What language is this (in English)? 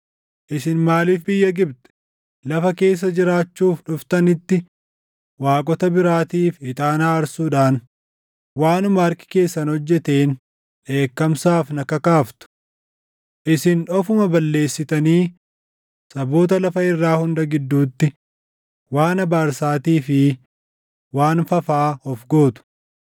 Oromo